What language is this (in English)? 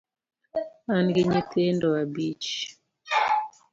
Luo (Kenya and Tanzania)